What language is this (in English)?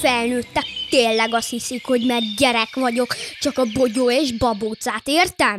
Hungarian